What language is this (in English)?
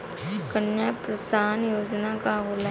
Bhojpuri